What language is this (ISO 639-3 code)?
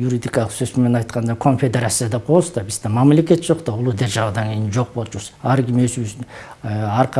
tur